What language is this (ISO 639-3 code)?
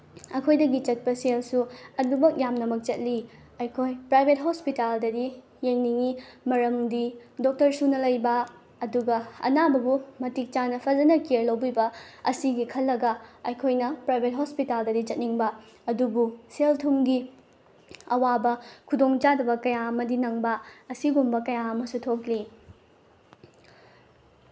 mni